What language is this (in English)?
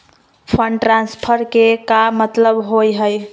Magahi